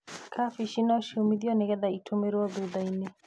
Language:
Kikuyu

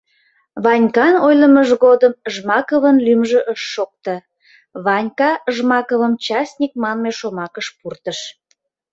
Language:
Mari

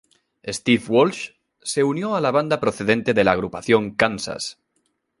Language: Spanish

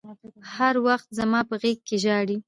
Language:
Pashto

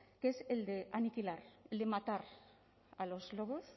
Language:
Spanish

